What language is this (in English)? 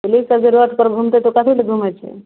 Maithili